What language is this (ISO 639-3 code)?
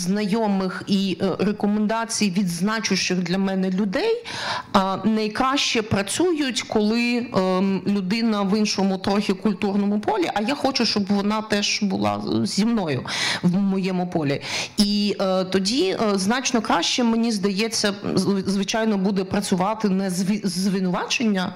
ukr